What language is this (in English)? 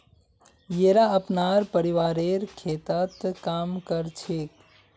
Magahi